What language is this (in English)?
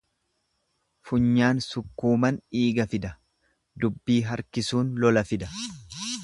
Oromo